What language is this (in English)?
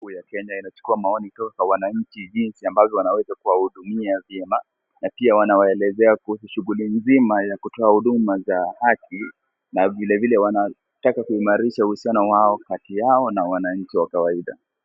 Swahili